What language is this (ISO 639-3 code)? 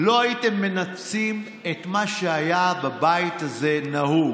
heb